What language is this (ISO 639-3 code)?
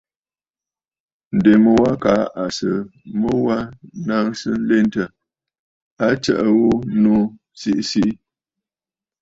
bfd